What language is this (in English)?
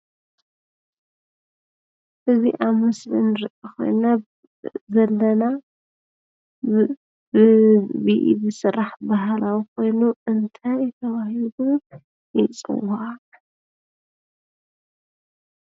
Tigrinya